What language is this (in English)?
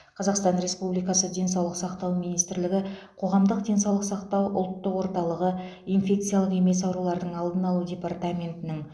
Kazakh